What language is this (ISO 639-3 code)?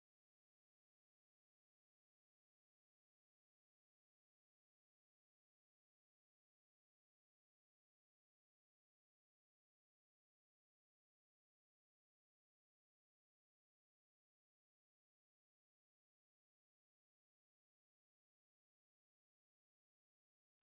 mar